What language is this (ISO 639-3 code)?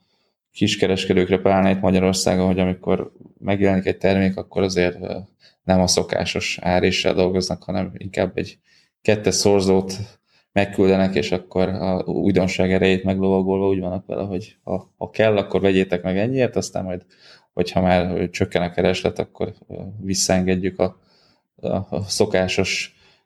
hun